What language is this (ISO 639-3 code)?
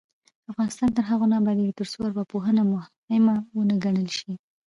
pus